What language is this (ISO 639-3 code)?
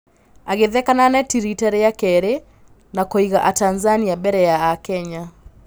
kik